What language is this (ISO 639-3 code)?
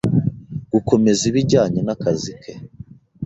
kin